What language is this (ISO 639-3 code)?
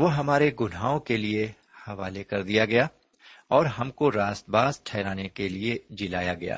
urd